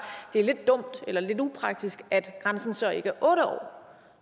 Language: Danish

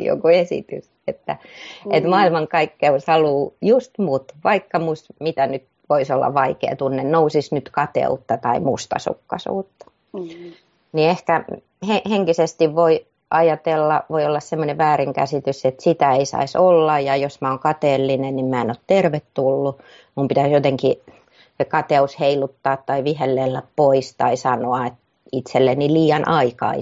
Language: Finnish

